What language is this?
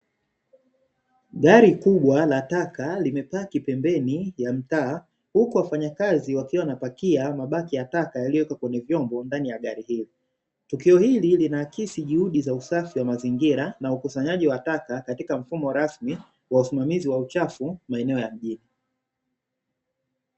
Swahili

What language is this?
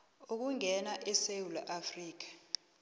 South Ndebele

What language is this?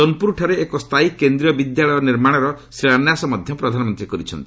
Odia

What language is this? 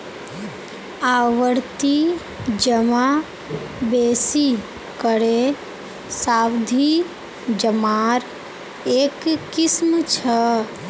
Magahi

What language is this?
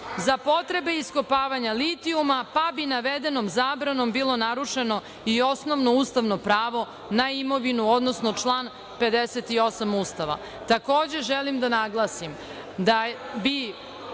Serbian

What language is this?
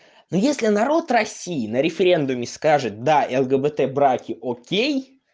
Russian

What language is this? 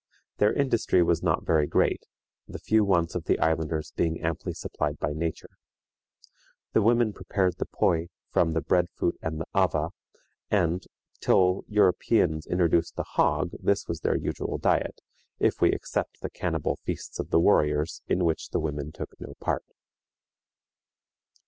English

